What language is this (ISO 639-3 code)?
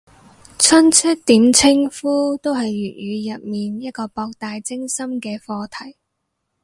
yue